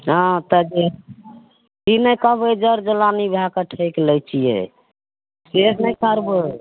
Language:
Maithili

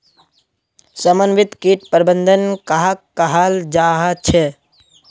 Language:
Magahi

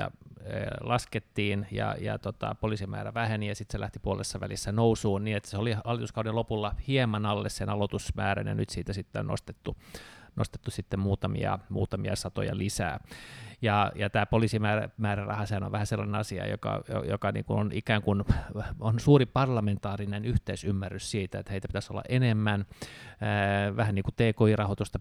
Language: Finnish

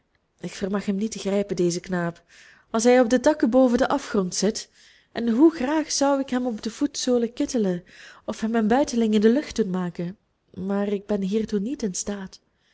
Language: Dutch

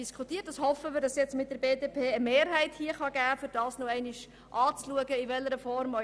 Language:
Swiss German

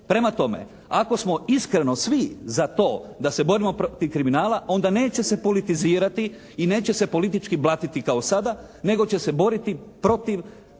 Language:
Croatian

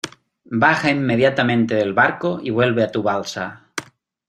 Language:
Spanish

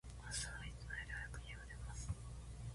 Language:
Japanese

